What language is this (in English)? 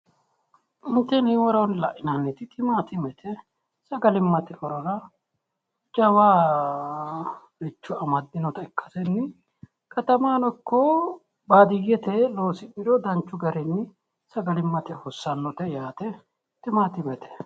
Sidamo